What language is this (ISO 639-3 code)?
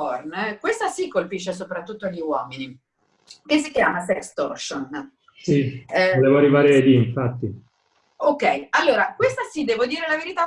ita